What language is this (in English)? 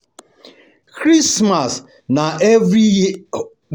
Nigerian Pidgin